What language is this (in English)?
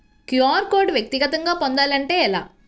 Telugu